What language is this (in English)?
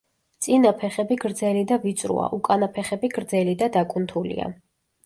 Georgian